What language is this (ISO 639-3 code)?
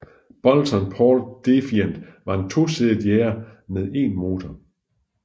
dan